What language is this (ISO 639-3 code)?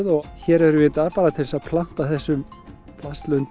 isl